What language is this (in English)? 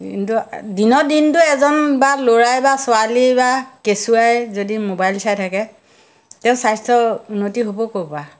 Assamese